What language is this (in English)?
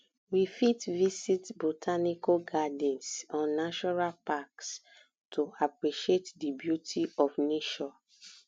Nigerian Pidgin